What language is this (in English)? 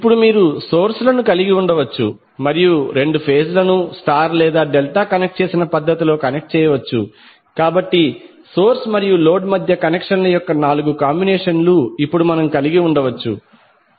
Telugu